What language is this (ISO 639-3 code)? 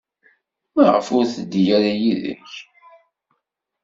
kab